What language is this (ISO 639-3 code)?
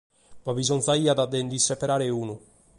srd